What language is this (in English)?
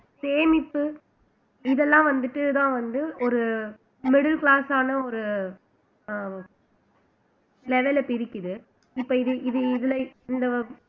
Tamil